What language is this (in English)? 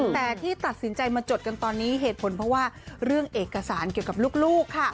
Thai